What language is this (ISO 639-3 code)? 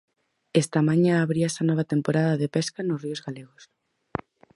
glg